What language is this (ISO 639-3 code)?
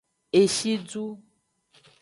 ajg